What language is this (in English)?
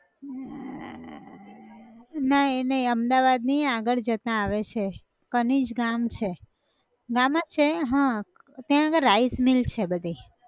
Gujarati